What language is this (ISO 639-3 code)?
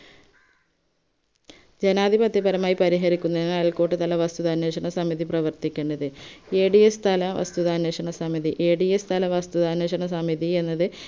mal